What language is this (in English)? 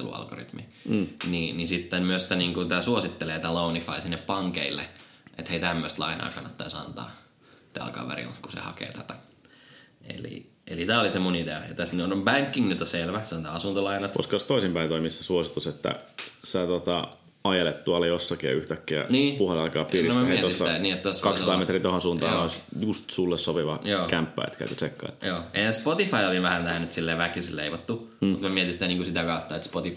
Finnish